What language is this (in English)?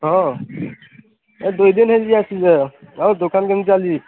Odia